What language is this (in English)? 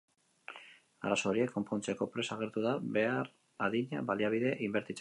Basque